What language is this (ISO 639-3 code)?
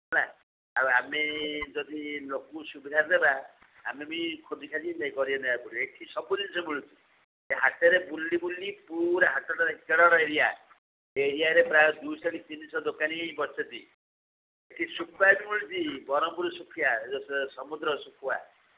ori